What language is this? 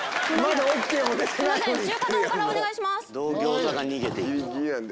Japanese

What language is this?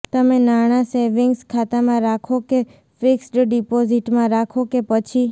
Gujarati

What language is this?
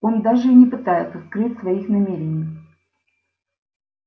Russian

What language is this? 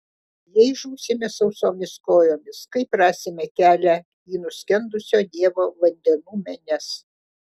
Lithuanian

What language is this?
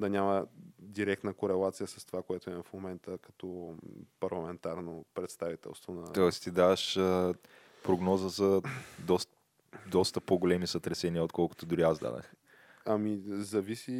Bulgarian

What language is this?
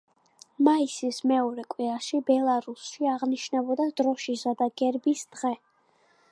Georgian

